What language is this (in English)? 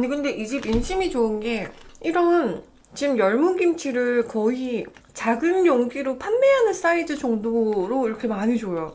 Korean